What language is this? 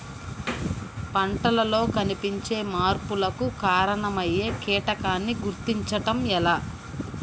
Telugu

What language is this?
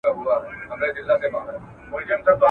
Pashto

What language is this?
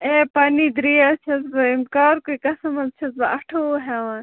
Kashmiri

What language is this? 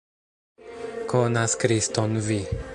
Esperanto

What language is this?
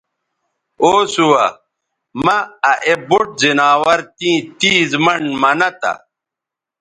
Bateri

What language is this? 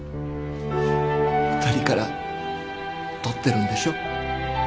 Japanese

